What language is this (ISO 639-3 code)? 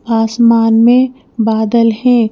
hin